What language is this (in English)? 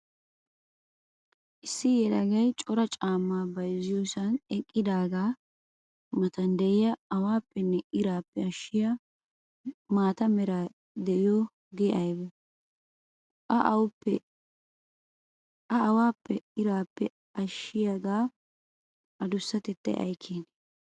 Wolaytta